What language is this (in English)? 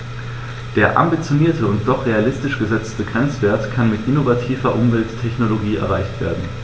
German